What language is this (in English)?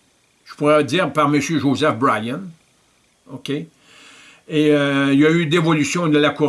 French